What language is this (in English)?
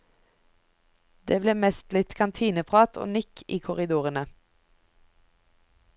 Norwegian